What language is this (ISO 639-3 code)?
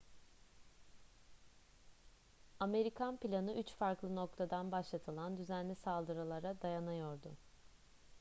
tur